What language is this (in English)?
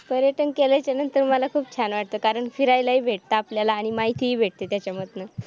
Marathi